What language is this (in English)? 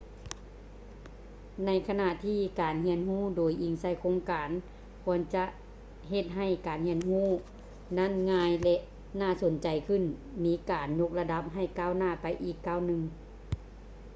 Lao